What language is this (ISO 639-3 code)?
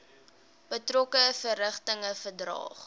afr